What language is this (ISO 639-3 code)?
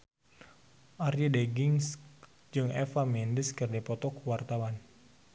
sun